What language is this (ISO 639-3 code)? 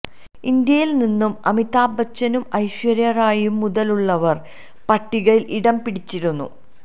mal